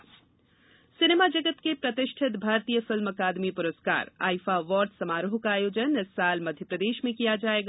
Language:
Hindi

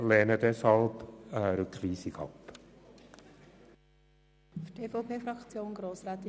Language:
Swiss German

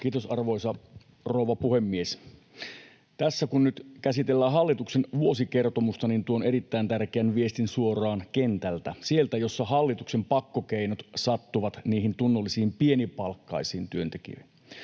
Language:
Finnish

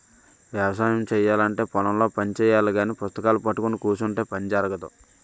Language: Telugu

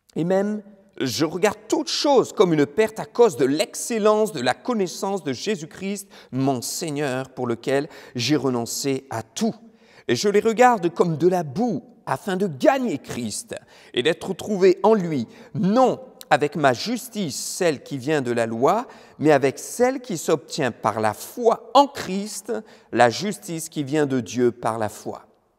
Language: French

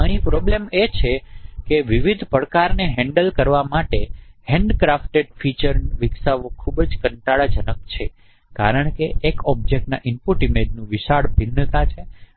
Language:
Gujarati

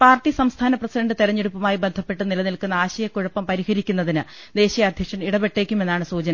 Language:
Malayalam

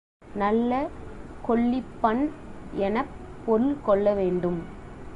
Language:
Tamil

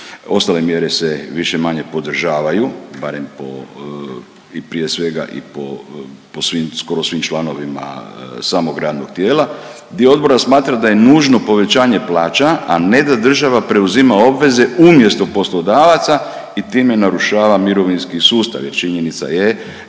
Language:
Croatian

